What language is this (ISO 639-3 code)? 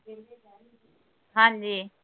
pan